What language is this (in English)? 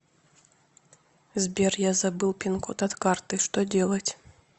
Russian